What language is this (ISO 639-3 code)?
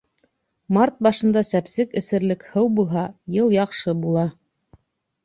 bak